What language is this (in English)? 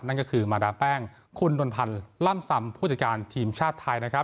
Thai